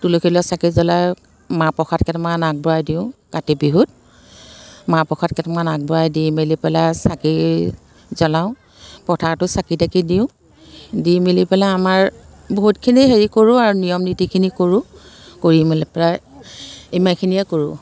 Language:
Assamese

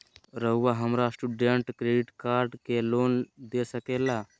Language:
Magahi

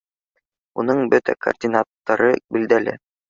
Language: Bashkir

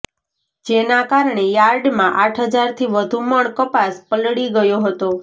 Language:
Gujarati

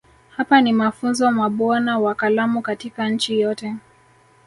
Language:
Swahili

